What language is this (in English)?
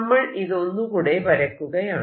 Malayalam